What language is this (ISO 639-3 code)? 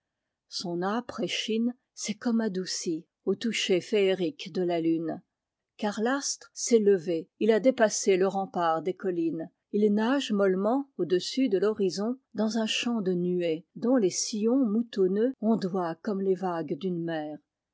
fra